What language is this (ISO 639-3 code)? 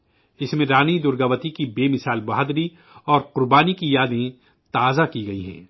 urd